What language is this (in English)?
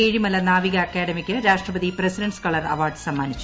Malayalam